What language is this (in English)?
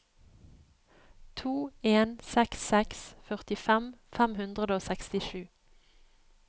Norwegian